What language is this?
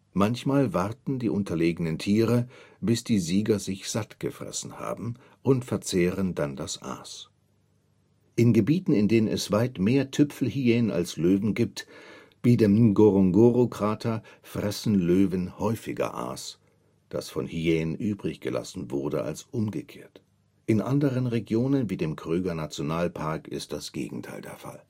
German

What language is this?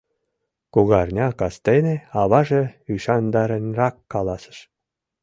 Mari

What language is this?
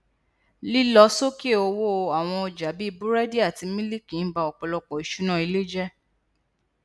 Yoruba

